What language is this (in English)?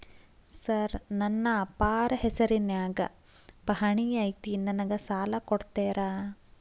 Kannada